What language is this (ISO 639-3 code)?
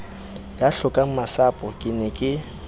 sot